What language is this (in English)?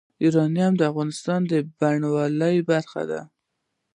Pashto